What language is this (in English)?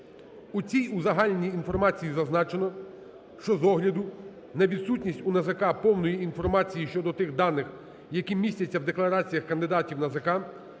Ukrainian